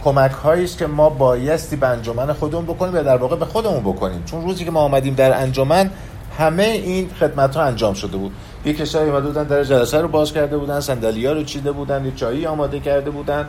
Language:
Persian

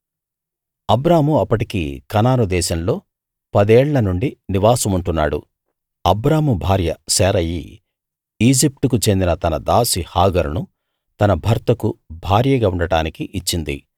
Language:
Telugu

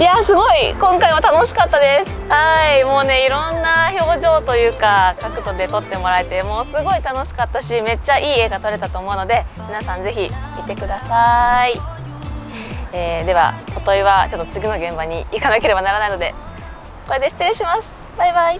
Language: Japanese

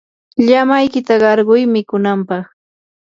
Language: Yanahuanca Pasco Quechua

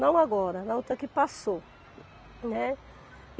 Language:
Portuguese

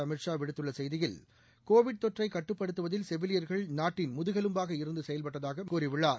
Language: Tamil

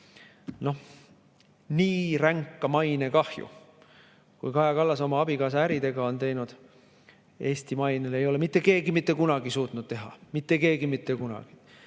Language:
Estonian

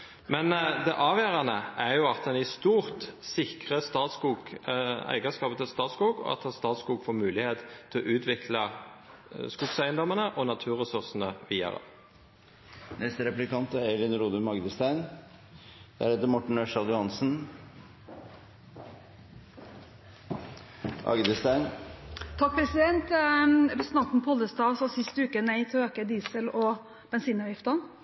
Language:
Norwegian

